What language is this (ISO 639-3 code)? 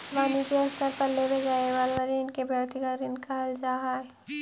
mag